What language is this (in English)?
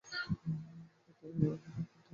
Bangla